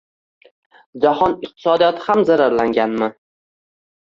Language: Uzbek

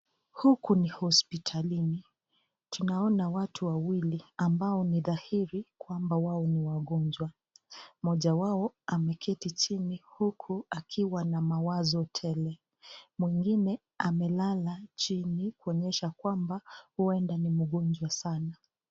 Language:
Swahili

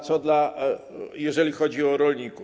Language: Polish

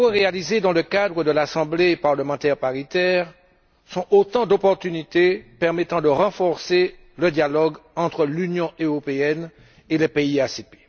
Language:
French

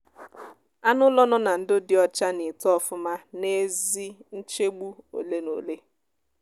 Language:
Igbo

